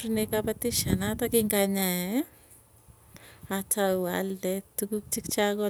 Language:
Tugen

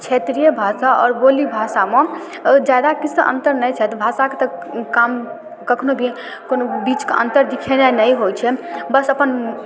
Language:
Maithili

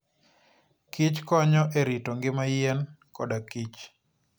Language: Luo (Kenya and Tanzania)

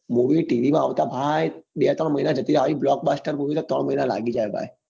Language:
Gujarati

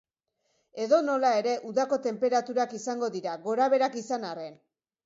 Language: Basque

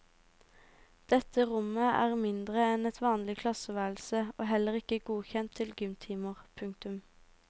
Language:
Norwegian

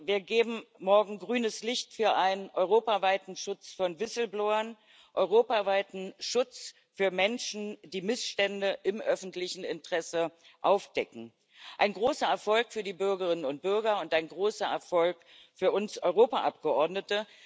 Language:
German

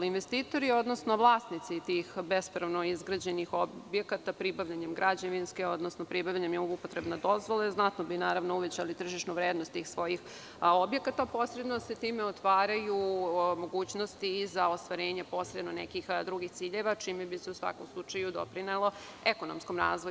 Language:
Serbian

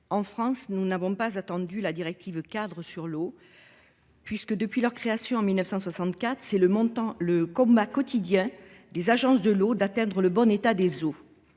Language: French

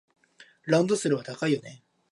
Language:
Japanese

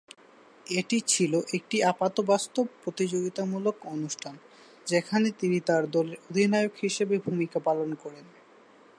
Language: Bangla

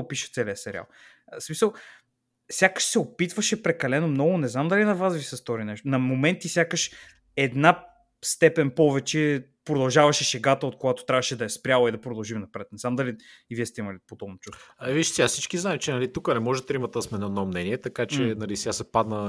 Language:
Bulgarian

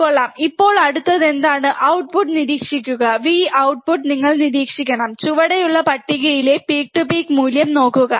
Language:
Malayalam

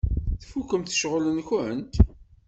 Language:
Kabyle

